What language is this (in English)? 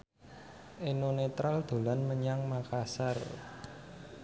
Javanese